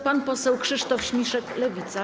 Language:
Polish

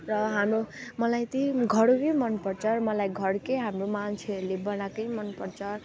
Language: Nepali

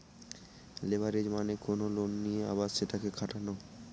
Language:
Bangla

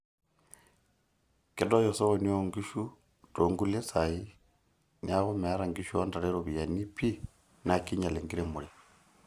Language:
Masai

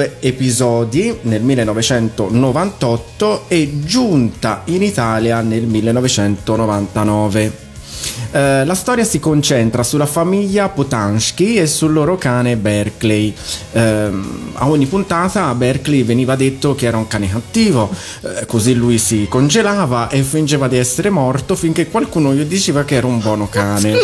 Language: Italian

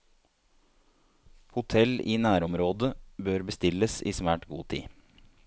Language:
Norwegian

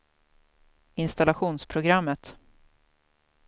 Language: Swedish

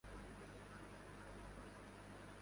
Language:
Urdu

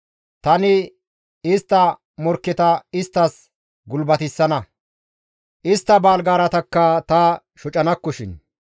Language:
Gamo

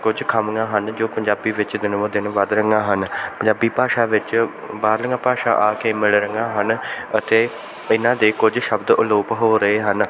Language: Punjabi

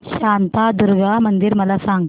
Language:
Marathi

